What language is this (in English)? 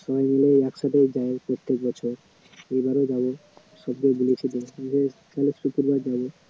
Bangla